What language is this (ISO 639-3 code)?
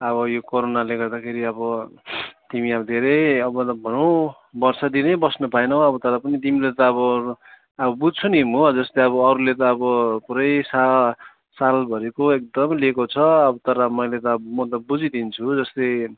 nep